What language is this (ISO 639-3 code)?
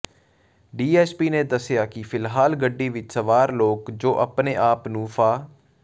pan